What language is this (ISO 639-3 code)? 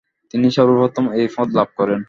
ben